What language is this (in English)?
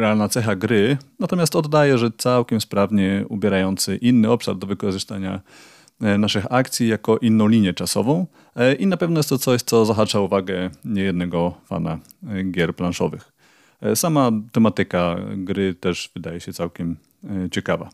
Polish